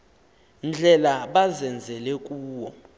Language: Xhosa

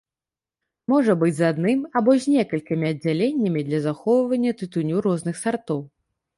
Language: Belarusian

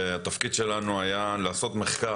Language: Hebrew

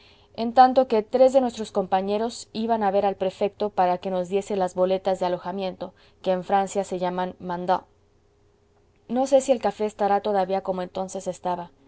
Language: Spanish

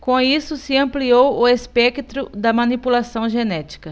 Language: Portuguese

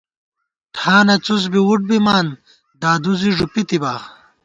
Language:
Gawar-Bati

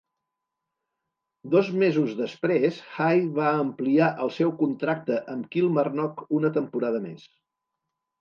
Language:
Catalan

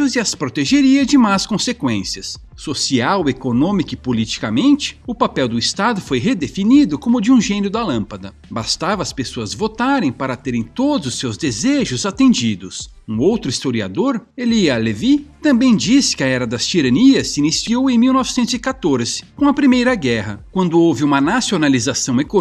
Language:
Portuguese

